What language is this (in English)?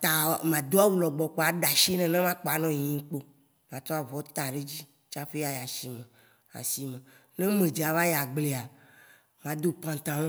Waci Gbe